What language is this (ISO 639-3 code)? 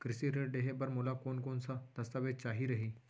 hne